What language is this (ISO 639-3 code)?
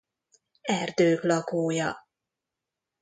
hun